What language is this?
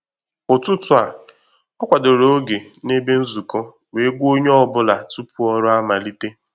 Igbo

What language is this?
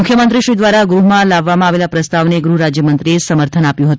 Gujarati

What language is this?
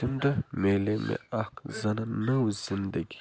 Kashmiri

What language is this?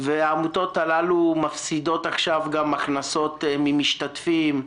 Hebrew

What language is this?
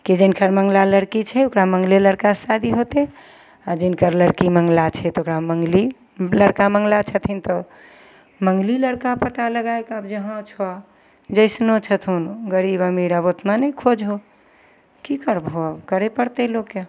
Maithili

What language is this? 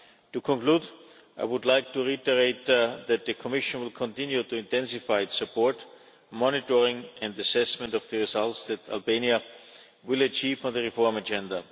English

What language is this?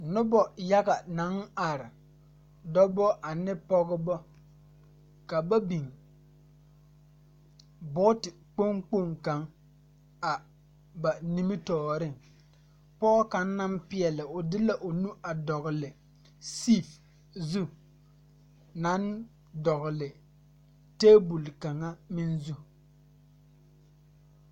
Southern Dagaare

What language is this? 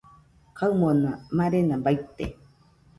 Nüpode Huitoto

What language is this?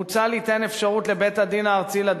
Hebrew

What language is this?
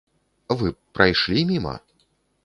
Belarusian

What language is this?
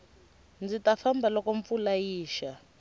Tsonga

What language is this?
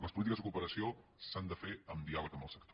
Catalan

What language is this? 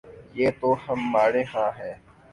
Urdu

